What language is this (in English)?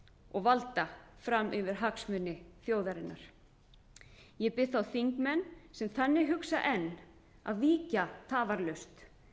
Icelandic